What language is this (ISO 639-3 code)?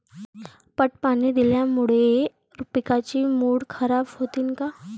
mar